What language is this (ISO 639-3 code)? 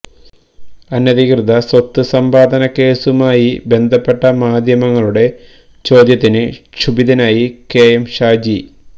mal